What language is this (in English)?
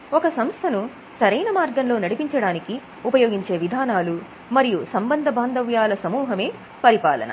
Telugu